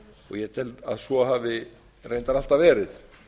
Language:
Icelandic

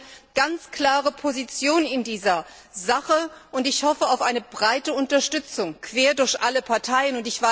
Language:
German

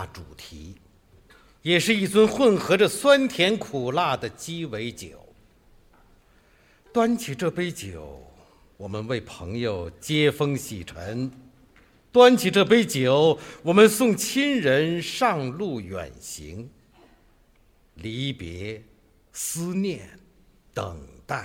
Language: Chinese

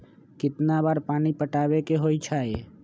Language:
Magahi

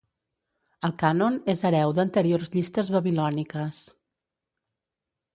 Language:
Catalan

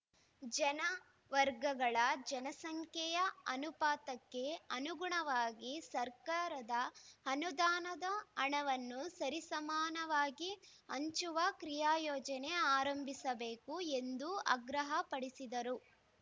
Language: Kannada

